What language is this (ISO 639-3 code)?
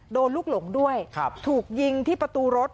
tha